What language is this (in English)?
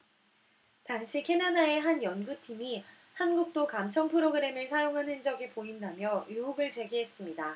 Korean